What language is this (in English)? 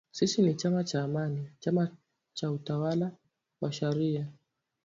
Swahili